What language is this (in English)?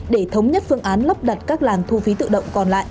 Vietnamese